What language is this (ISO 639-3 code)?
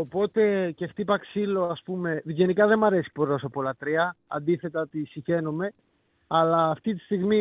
ell